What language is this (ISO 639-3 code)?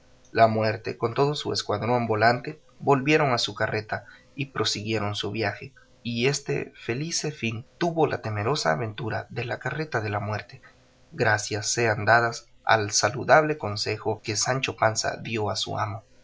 spa